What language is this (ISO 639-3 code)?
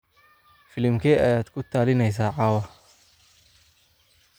som